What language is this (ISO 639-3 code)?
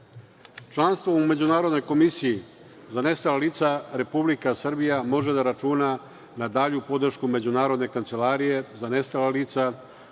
srp